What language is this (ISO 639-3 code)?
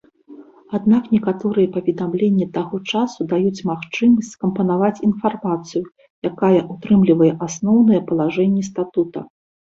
bel